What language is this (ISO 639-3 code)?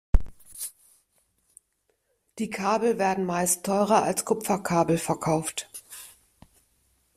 deu